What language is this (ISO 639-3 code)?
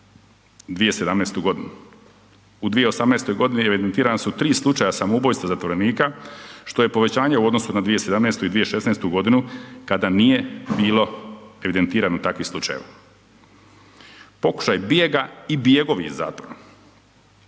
hrv